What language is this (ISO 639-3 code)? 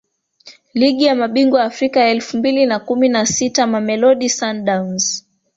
swa